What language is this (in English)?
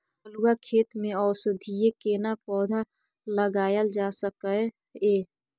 Maithili